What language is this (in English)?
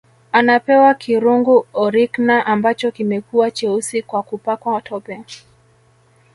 Swahili